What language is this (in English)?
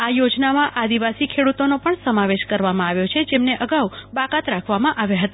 Gujarati